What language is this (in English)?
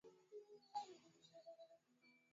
Swahili